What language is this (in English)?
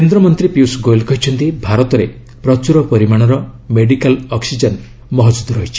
Odia